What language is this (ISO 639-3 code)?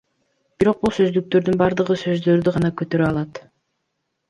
kir